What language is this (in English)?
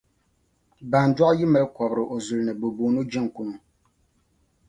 Dagbani